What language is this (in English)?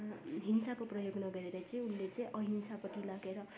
Nepali